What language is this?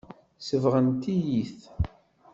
Kabyle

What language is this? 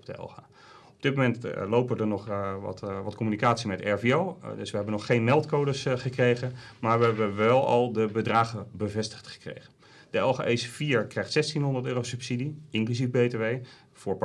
Dutch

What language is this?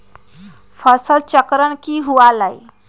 Magahi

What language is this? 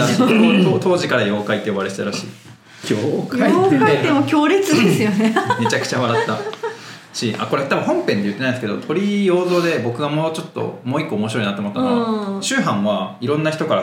Japanese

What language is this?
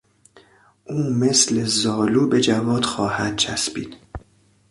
Persian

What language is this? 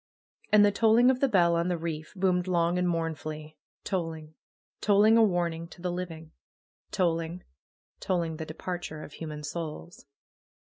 English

